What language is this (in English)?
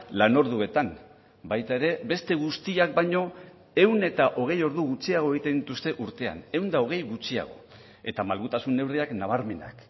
Basque